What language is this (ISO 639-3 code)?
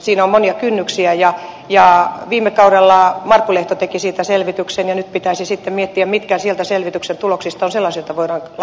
fin